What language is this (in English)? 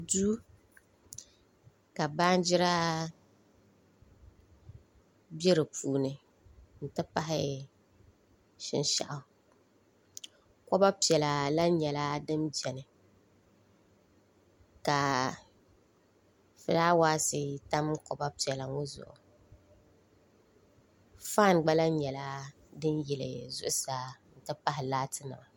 Dagbani